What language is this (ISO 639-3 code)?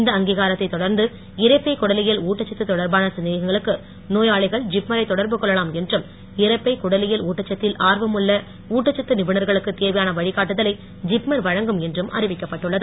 tam